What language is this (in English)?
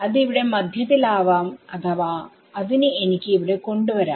Malayalam